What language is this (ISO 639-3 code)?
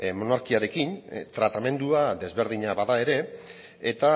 eus